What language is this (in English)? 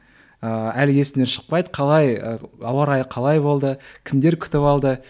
Kazakh